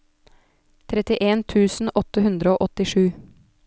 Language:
Norwegian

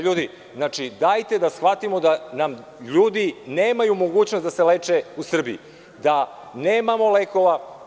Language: Serbian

